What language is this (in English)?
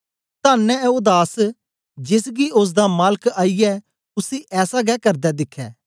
Dogri